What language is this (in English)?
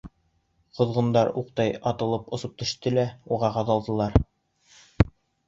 Bashkir